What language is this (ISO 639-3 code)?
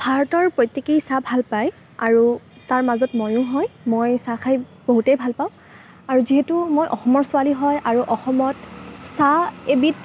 asm